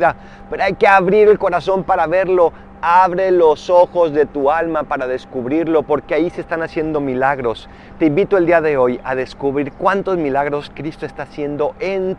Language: Spanish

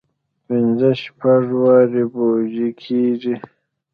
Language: Pashto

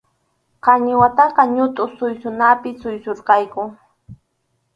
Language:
Arequipa-La Unión Quechua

